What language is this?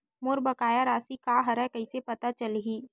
Chhattisgarhi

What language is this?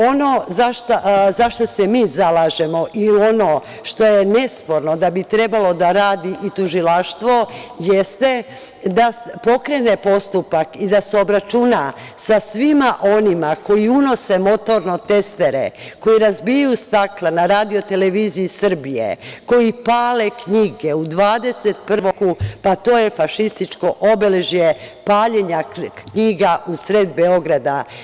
Serbian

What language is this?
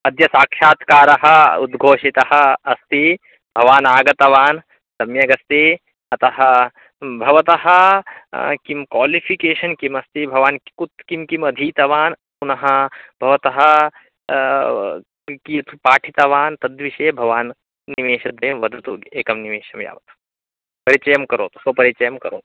Sanskrit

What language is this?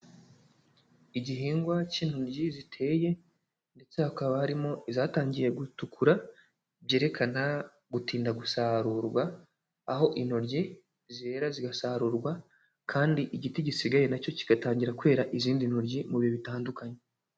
Kinyarwanda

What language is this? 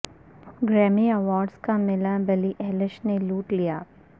Urdu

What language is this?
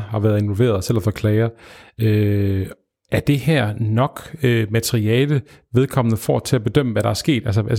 Danish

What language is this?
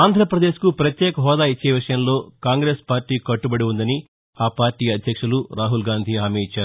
Telugu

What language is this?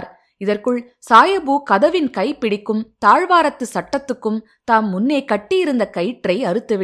Tamil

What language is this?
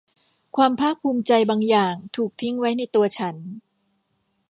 Thai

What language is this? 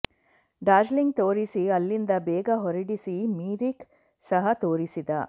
Kannada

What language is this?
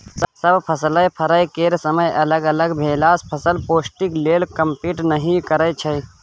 Maithili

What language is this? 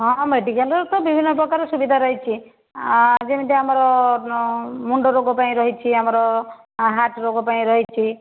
Odia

